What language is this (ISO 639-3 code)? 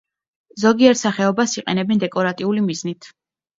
kat